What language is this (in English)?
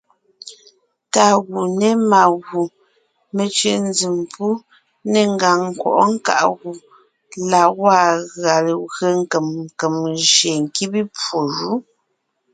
Ngiemboon